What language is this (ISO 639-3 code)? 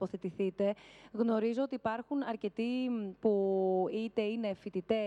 ell